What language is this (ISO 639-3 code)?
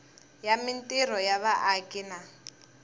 tso